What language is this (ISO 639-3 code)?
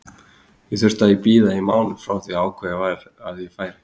isl